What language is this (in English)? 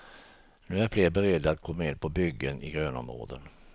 Swedish